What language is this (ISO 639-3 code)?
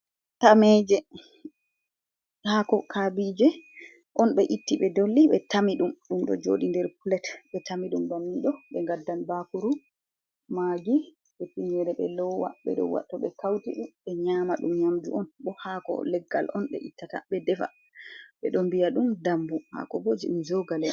ful